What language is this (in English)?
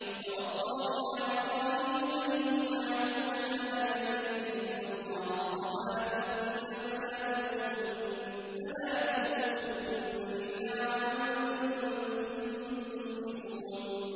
Arabic